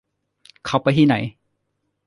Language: Thai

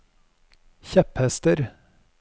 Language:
Norwegian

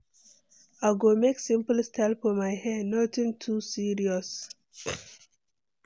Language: Nigerian Pidgin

